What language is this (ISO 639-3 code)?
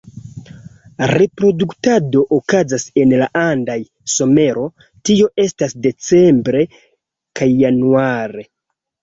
epo